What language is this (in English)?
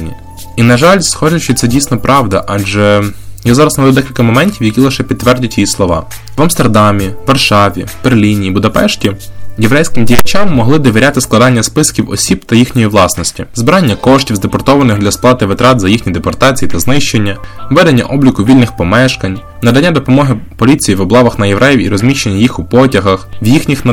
Ukrainian